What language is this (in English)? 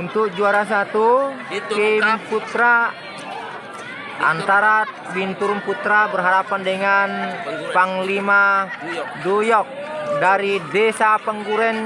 Indonesian